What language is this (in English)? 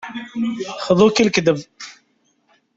Kabyle